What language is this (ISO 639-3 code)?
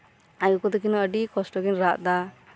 sat